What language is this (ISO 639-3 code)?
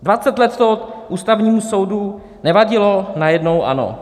ces